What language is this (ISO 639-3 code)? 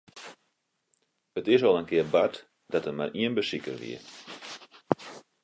fry